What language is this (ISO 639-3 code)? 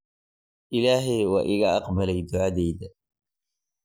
som